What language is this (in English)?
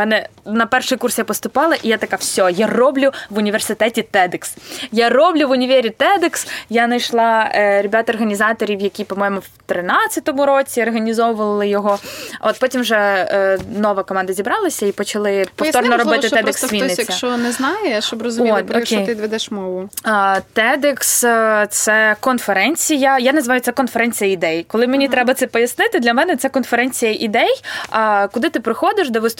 Ukrainian